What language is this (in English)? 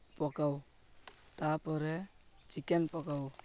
Odia